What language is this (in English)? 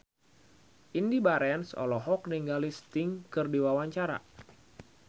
Sundanese